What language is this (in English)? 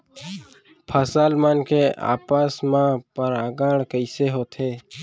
Chhattisgarhi